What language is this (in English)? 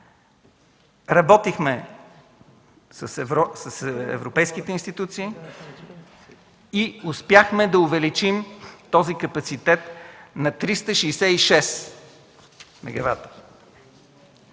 Bulgarian